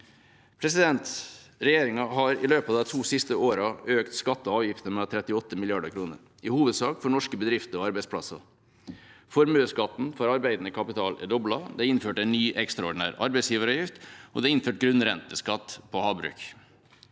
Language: Norwegian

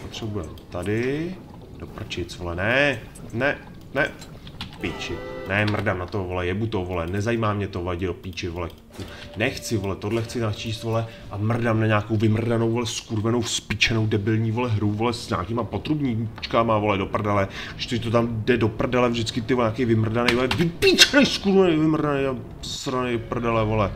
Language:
Czech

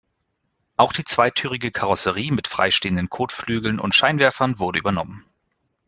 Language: German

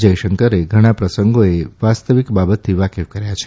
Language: Gujarati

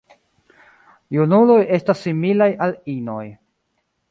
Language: Esperanto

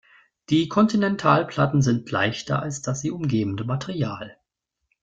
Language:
German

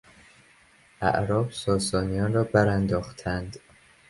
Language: Persian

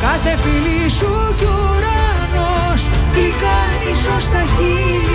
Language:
Greek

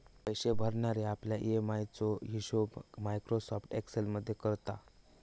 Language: Marathi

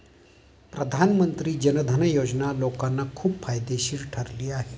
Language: Marathi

